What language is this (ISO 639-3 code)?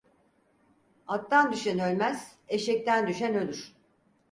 tur